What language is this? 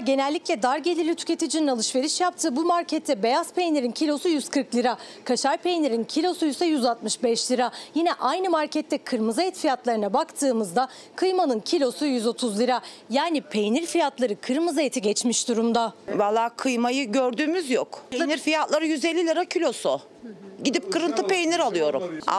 Turkish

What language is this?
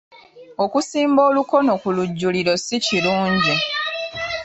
Ganda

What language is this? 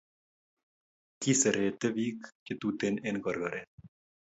Kalenjin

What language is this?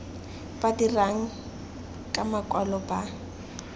Tswana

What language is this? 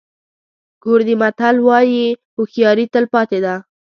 Pashto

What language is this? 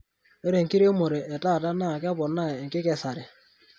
Masai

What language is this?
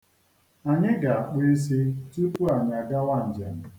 Igbo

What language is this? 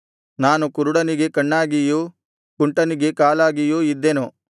Kannada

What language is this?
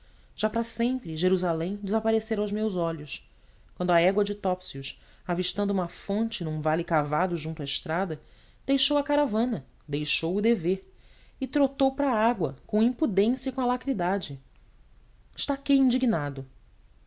Portuguese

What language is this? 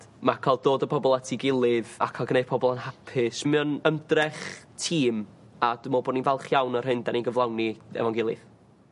Welsh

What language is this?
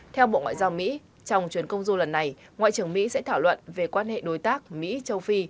Vietnamese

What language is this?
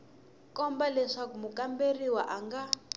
Tsonga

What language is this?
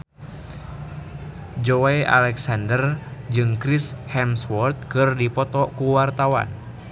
Sundanese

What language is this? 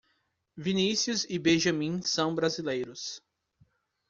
Portuguese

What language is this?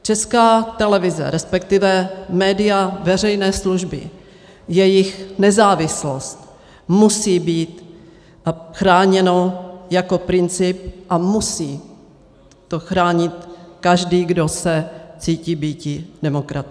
Czech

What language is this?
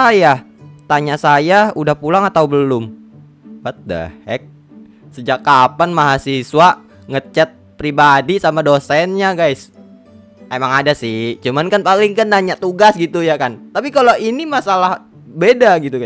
Indonesian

